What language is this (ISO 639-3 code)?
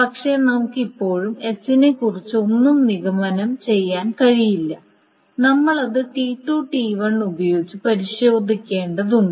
mal